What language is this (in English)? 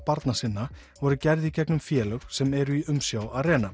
Icelandic